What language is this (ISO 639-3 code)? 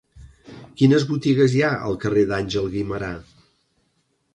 cat